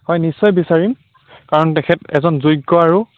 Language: Assamese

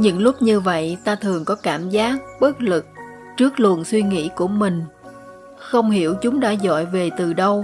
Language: Vietnamese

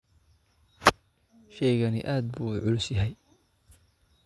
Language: Somali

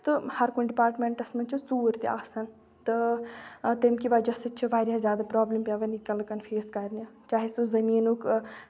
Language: Kashmiri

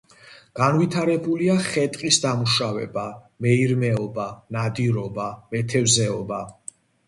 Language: Georgian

